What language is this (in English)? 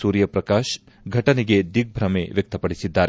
Kannada